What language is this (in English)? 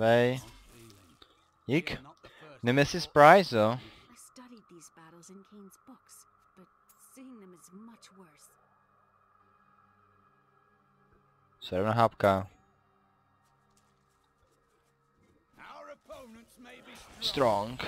Czech